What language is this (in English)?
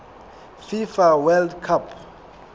Southern Sotho